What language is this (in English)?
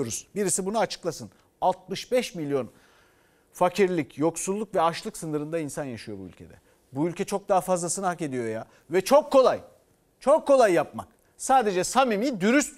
Turkish